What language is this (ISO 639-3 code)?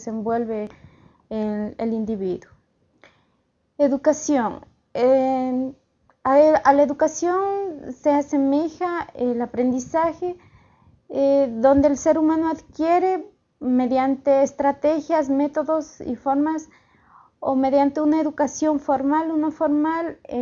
spa